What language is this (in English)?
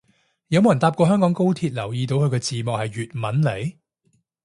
Cantonese